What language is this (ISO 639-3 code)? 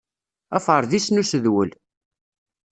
kab